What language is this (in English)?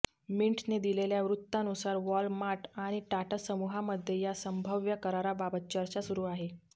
Marathi